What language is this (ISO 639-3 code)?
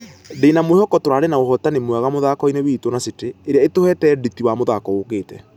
kik